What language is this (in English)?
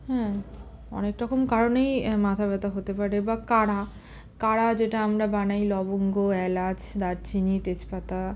Bangla